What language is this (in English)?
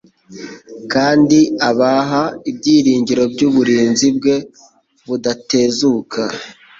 Kinyarwanda